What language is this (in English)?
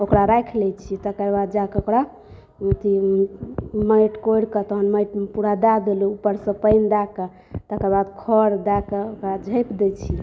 Maithili